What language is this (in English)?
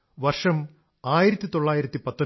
Malayalam